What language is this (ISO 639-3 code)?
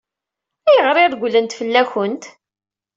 kab